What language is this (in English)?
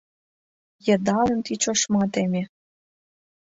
Mari